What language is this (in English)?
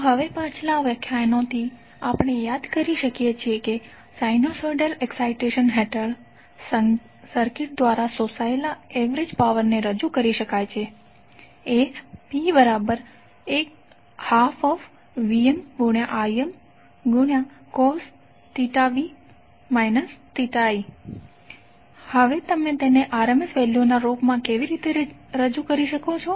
Gujarati